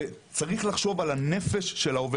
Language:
Hebrew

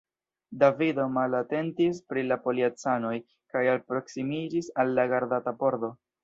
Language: Esperanto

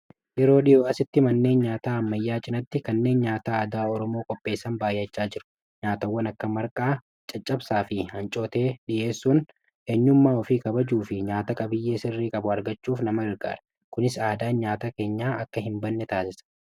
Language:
Oromo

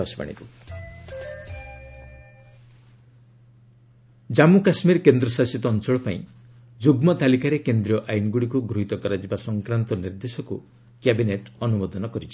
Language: Odia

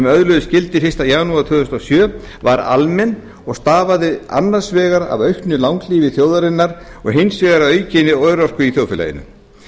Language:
Icelandic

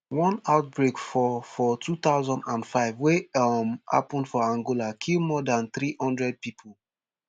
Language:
Nigerian Pidgin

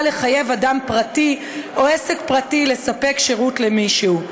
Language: Hebrew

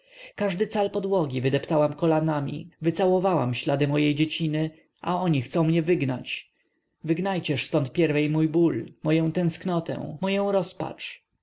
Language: Polish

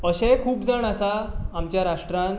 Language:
Konkani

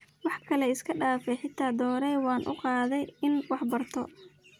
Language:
Somali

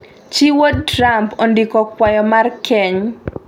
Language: Luo (Kenya and Tanzania)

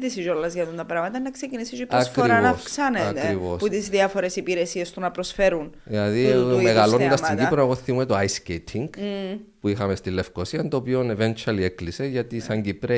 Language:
Greek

